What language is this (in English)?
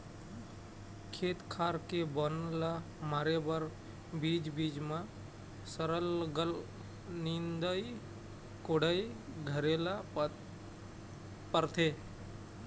Chhattisgarhi